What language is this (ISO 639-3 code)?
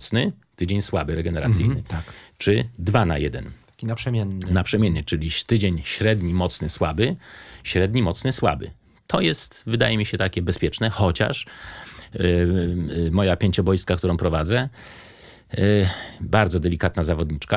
pol